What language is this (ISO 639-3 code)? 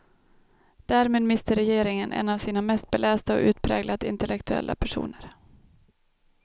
swe